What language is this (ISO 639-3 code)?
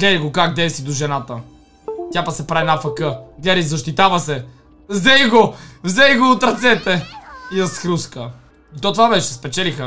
bul